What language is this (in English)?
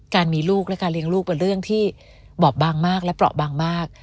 Thai